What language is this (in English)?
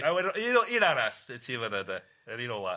Welsh